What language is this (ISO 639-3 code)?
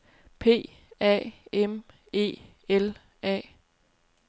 dan